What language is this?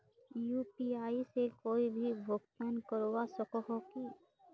Magahi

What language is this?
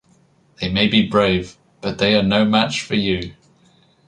English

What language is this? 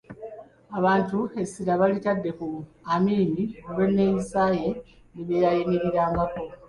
Ganda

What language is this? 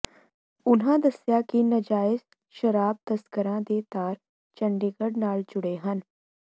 Punjabi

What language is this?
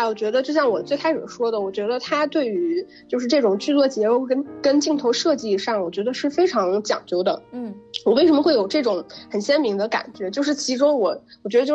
Chinese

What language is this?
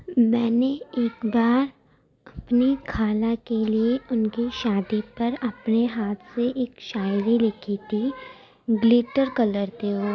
Urdu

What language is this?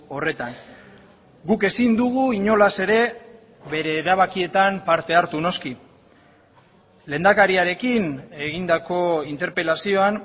Basque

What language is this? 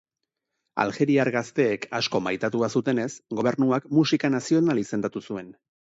Basque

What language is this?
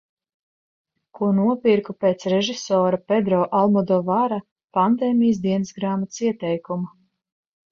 Latvian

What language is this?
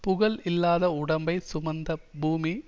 Tamil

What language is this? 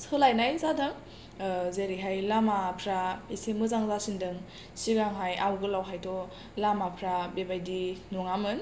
Bodo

